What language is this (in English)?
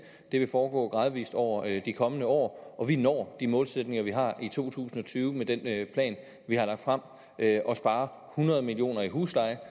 Danish